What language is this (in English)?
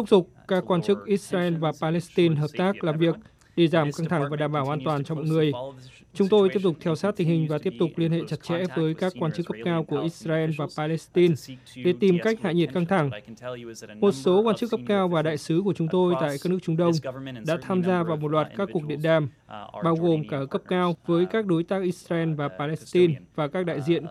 Vietnamese